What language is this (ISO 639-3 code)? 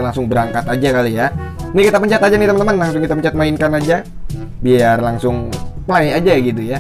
ind